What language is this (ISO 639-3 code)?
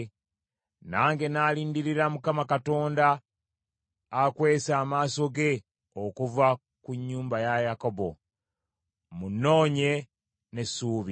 lug